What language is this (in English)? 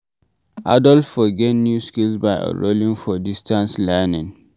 Nigerian Pidgin